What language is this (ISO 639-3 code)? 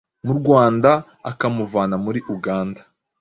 kin